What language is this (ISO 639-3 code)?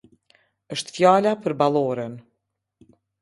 sqi